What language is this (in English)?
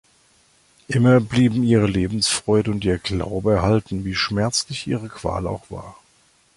German